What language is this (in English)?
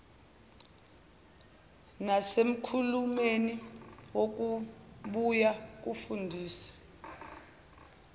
Zulu